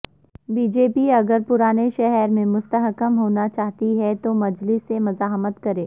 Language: Urdu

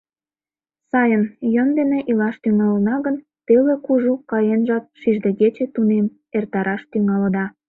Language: Mari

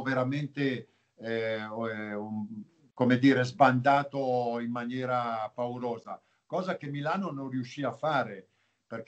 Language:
Italian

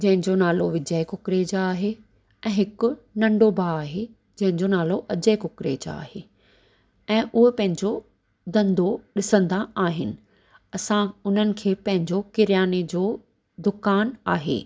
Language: Sindhi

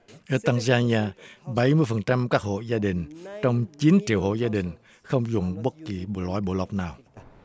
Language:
Vietnamese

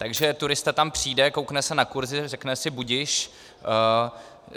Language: Czech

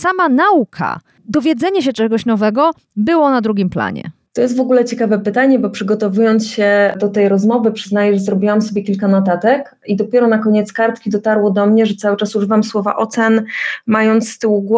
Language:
Polish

